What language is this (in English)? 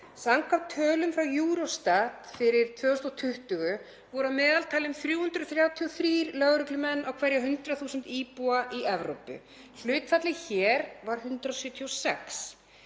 Icelandic